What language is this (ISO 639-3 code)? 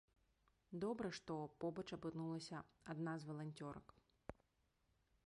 bel